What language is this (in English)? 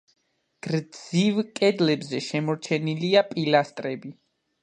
Georgian